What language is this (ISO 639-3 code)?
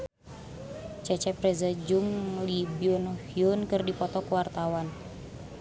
sun